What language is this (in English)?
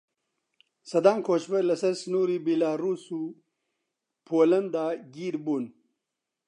Central Kurdish